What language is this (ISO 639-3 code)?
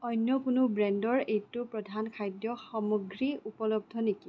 asm